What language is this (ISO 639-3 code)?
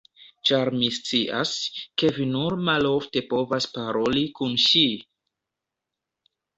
epo